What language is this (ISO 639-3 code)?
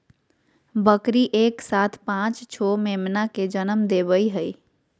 mag